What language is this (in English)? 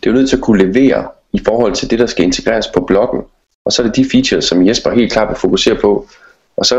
Danish